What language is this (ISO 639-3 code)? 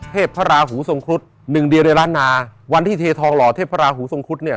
tha